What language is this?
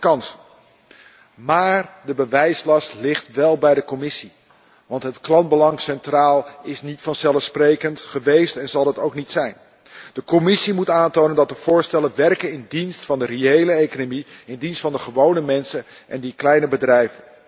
Dutch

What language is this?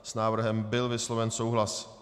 Czech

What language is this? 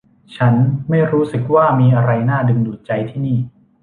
Thai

